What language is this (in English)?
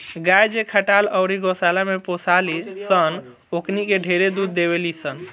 Bhojpuri